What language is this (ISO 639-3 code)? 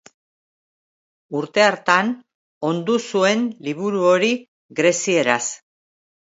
eus